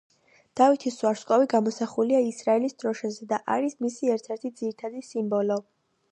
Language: Georgian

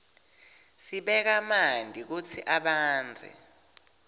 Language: Swati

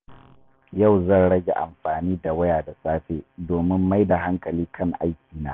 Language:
Hausa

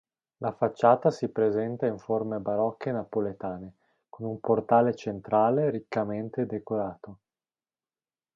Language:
Italian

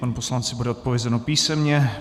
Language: Czech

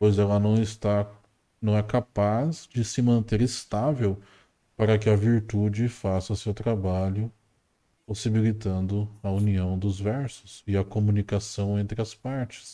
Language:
Portuguese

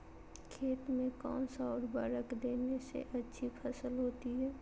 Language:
Magahi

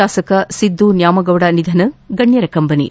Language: Kannada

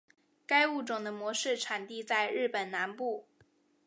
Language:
Chinese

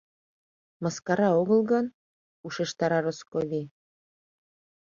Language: Mari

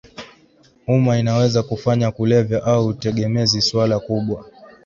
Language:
Swahili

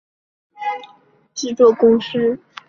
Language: Chinese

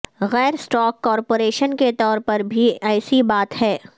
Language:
Urdu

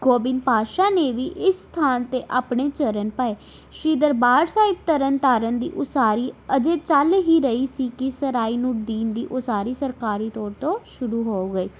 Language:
Punjabi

